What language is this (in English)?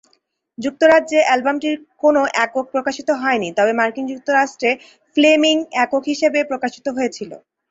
Bangla